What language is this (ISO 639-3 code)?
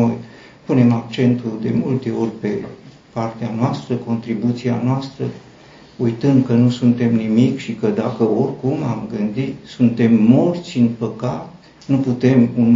ron